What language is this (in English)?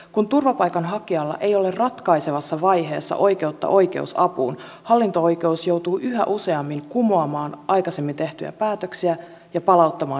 Finnish